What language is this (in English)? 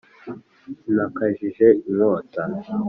Kinyarwanda